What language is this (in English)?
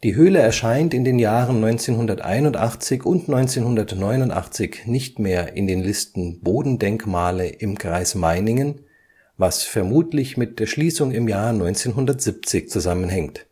German